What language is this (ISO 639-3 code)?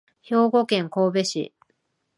jpn